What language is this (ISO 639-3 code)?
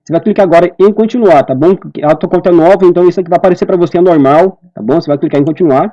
por